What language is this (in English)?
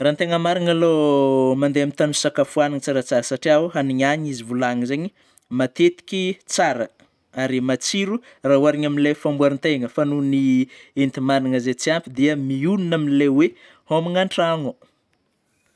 Northern Betsimisaraka Malagasy